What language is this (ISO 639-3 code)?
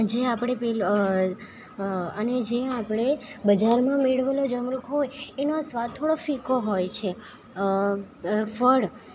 guj